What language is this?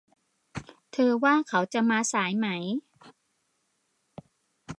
Thai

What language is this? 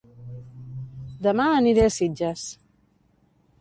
Catalan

